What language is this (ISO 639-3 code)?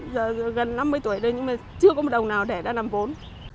vie